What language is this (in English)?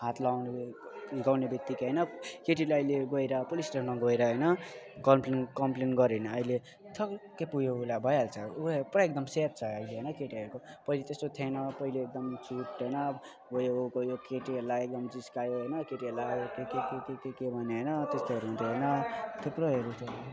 Nepali